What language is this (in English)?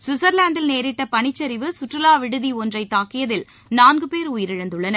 Tamil